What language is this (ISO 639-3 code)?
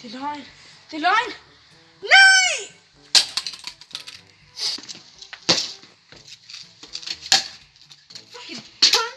dan